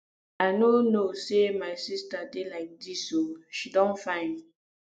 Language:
Nigerian Pidgin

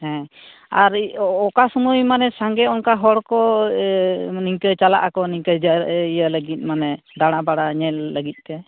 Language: Santali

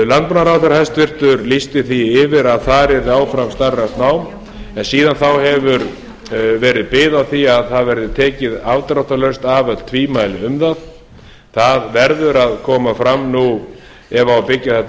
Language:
Icelandic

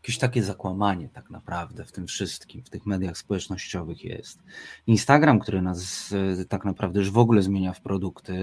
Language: Polish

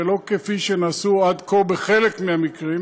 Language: Hebrew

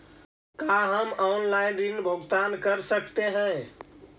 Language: Magahi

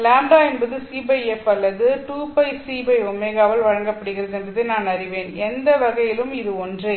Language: Tamil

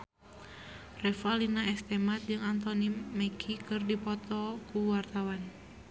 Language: Sundanese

